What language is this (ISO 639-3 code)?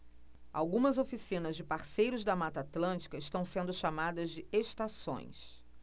por